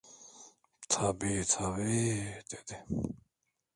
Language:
Turkish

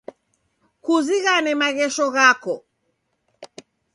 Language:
Taita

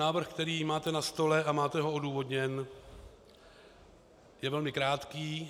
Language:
Czech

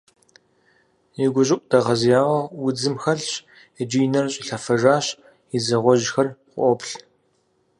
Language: Kabardian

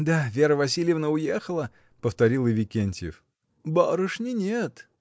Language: Russian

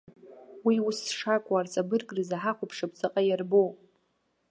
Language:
Abkhazian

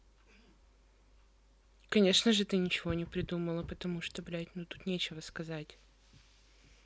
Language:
Russian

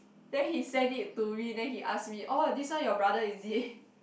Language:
English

